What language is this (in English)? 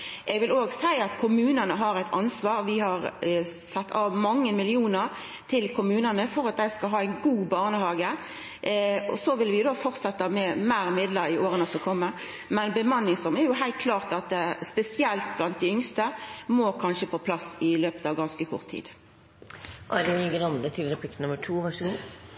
Norwegian